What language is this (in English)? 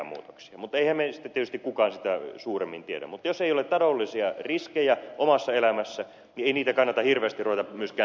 Finnish